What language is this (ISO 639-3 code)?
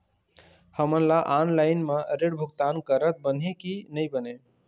hne